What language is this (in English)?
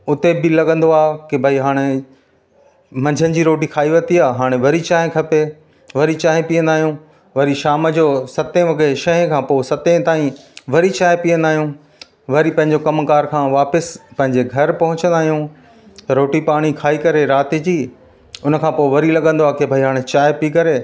Sindhi